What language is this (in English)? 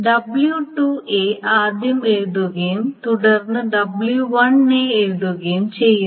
Malayalam